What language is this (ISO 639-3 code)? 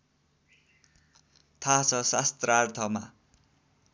nep